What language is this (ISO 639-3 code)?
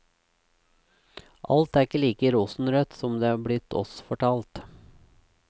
nor